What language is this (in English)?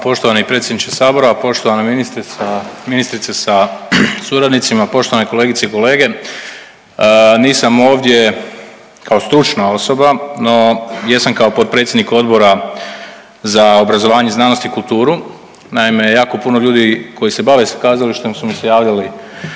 Croatian